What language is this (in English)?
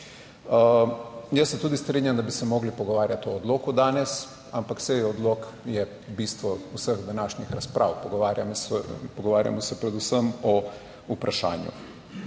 Slovenian